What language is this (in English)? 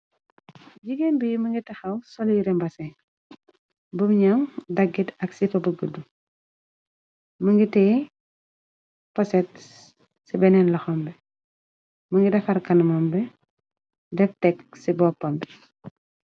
Wolof